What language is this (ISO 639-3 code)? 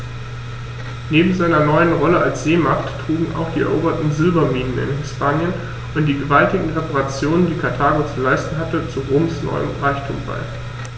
deu